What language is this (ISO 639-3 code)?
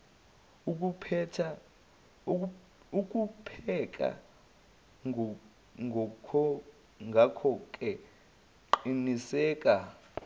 zul